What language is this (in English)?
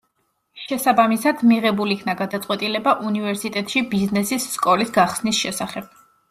Georgian